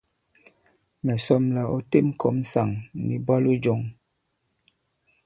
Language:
Bankon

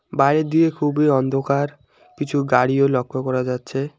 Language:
Bangla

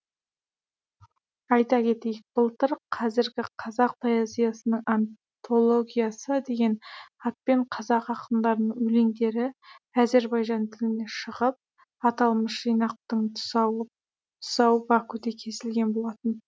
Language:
Kazakh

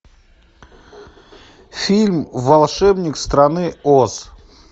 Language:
Russian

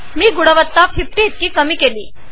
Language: Marathi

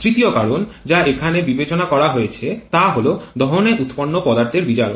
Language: Bangla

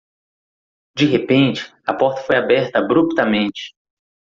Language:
Portuguese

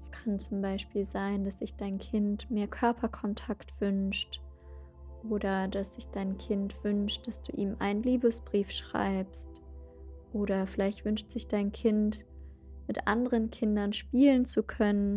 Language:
German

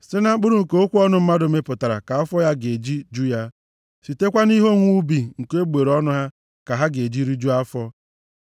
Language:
Igbo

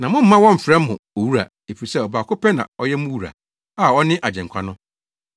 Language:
Akan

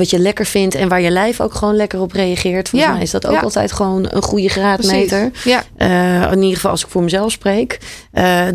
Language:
Dutch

